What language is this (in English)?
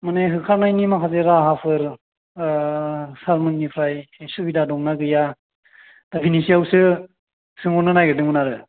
Bodo